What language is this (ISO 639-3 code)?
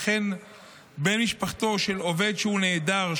heb